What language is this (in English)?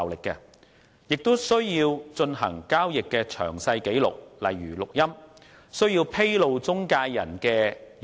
Cantonese